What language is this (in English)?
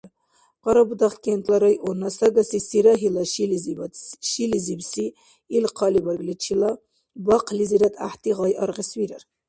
Dargwa